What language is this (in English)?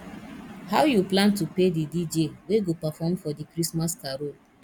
Nigerian Pidgin